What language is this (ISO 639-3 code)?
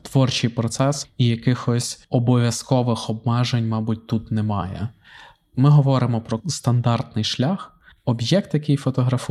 ukr